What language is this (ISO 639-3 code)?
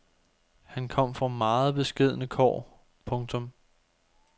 dan